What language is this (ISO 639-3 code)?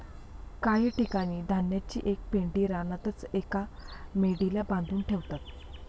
mar